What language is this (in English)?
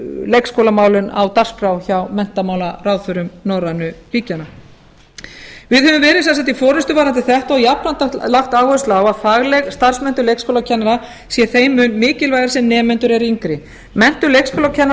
Icelandic